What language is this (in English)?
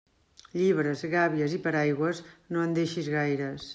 Catalan